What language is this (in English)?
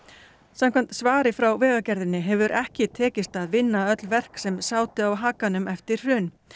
Icelandic